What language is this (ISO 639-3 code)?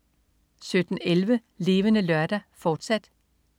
dan